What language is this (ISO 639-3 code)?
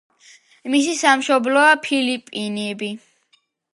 kat